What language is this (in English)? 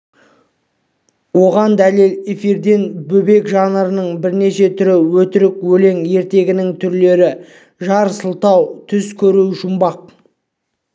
Kazakh